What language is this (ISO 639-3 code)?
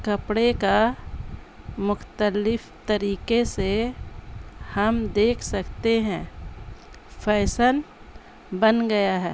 urd